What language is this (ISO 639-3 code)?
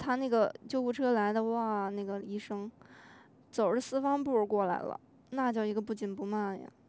zho